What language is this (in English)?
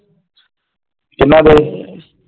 Punjabi